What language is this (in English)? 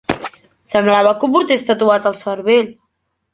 Catalan